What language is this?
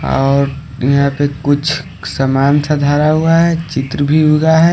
Hindi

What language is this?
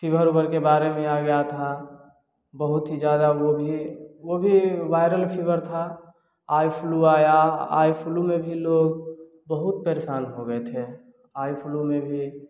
Hindi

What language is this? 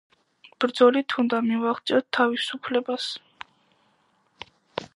Georgian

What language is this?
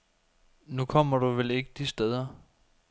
Danish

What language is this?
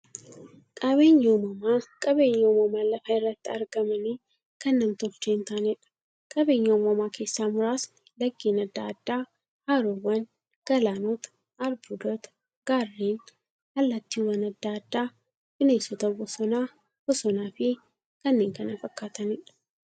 Oromo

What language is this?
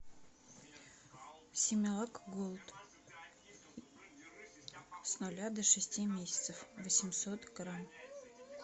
Russian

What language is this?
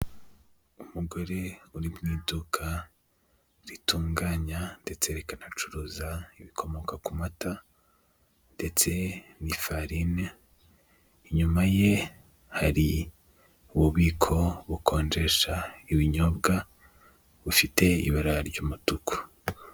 Kinyarwanda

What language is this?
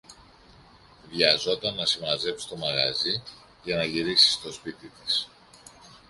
Greek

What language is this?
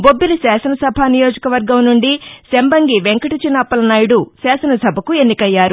Telugu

